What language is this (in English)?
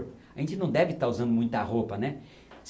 Portuguese